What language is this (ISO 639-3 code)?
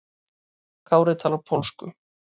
isl